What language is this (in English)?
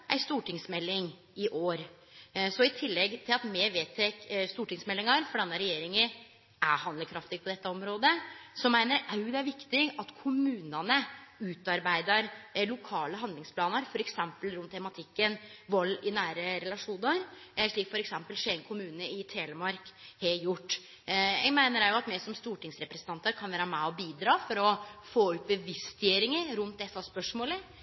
Norwegian Nynorsk